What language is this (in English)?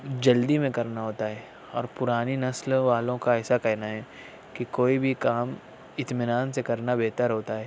Urdu